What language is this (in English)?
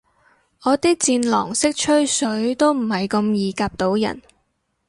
Cantonese